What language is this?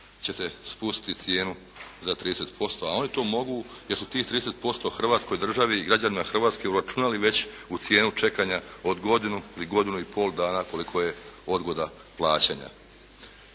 Croatian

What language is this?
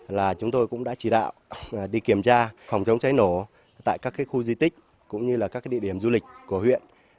Vietnamese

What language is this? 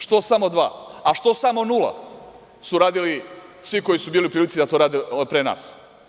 Serbian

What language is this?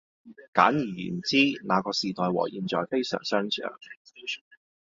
Cantonese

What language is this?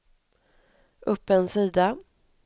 Swedish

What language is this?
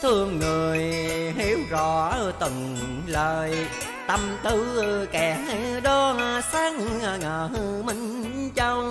Vietnamese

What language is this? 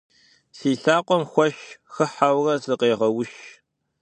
Kabardian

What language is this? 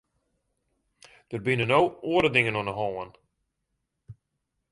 Western Frisian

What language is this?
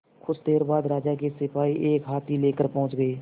Hindi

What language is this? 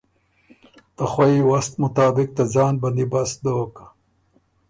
Ormuri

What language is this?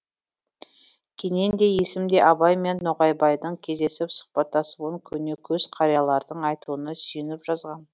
Kazakh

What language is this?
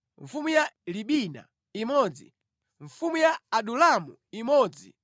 Nyanja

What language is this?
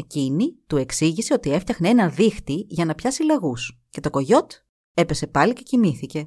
Greek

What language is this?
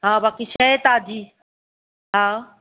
Sindhi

